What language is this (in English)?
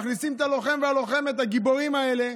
Hebrew